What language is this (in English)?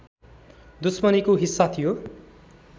Nepali